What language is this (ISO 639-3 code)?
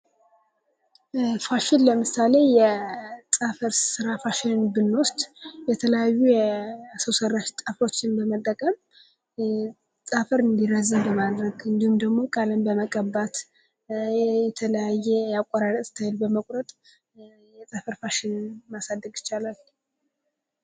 amh